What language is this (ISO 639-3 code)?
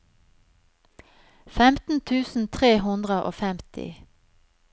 nor